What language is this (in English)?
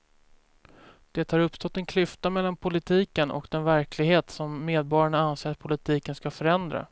Swedish